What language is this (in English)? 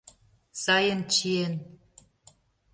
Mari